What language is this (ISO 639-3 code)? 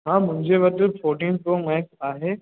snd